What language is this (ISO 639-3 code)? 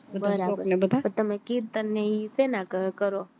guj